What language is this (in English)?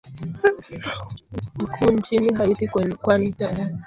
Swahili